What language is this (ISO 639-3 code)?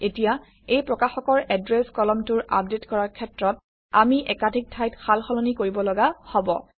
asm